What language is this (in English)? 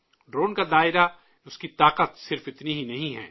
Urdu